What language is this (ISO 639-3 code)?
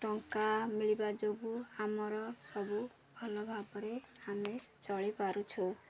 ori